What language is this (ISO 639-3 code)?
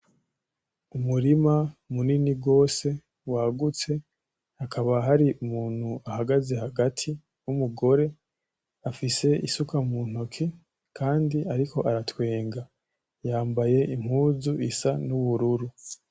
run